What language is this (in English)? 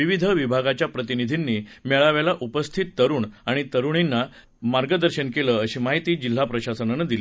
Marathi